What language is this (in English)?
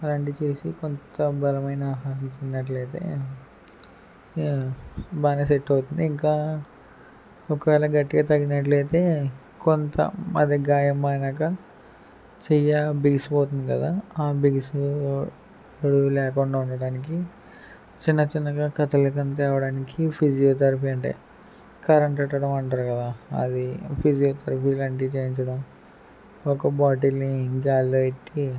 Telugu